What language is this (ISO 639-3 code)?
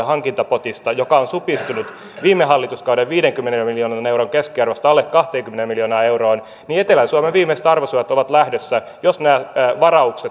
fin